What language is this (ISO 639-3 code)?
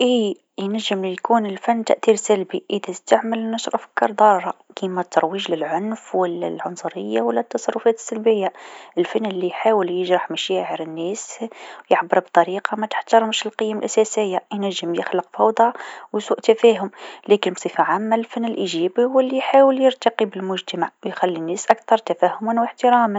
aeb